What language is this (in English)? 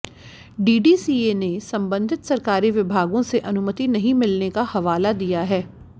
Hindi